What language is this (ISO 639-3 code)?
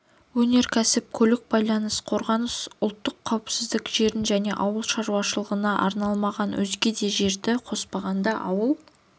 kaz